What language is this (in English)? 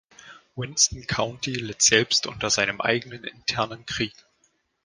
German